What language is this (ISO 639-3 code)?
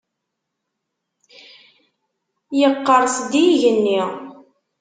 kab